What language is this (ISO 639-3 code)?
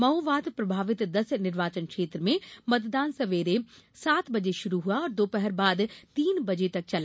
hin